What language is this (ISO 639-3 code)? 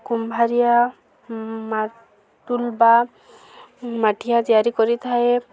ori